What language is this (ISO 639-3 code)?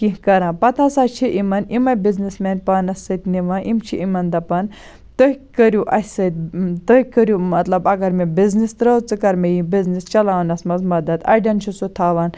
kas